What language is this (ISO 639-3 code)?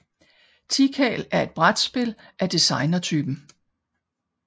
dan